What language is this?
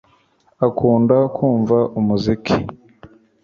Kinyarwanda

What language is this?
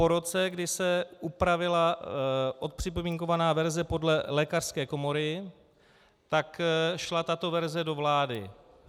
Czech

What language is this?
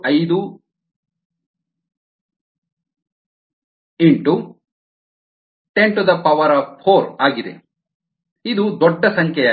Kannada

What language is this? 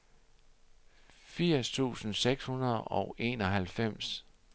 Danish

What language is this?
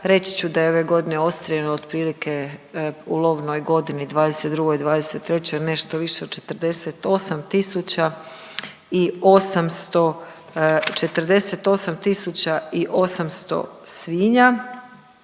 Croatian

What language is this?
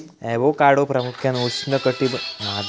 Marathi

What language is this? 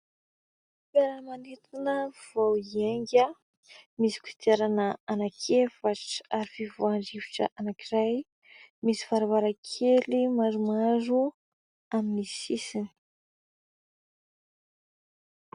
Malagasy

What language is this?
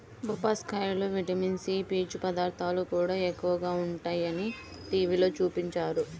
Telugu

